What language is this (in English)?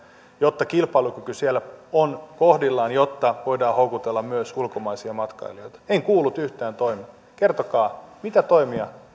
Finnish